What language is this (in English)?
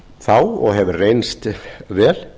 Icelandic